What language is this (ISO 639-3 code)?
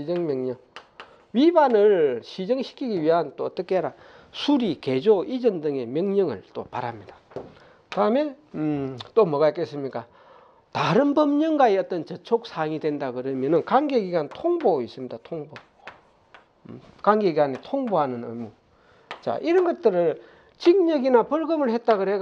kor